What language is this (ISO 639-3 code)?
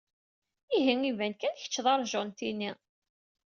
kab